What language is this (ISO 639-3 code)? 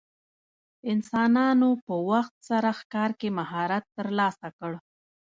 pus